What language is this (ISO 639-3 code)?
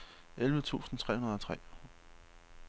dan